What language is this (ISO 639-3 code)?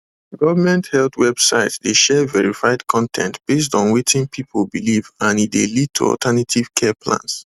pcm